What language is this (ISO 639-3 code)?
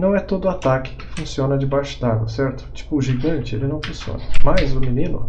por